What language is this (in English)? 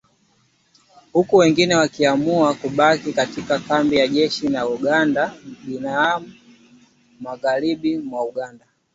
Swahili